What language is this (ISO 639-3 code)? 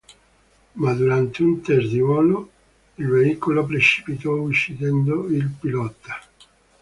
ita